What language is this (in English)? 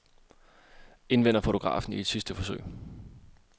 Danish